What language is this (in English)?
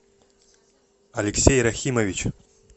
Russian